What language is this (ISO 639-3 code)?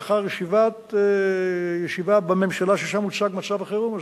heb